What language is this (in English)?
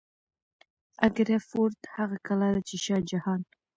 Pashto